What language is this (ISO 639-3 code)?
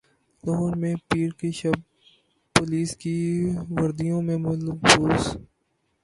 urd